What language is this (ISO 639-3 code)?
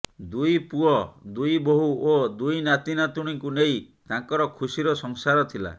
ori